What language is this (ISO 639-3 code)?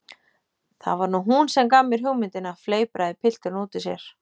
isl